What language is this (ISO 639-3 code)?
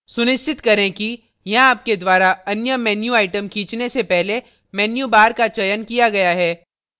hin